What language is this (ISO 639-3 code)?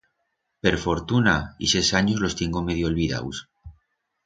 arg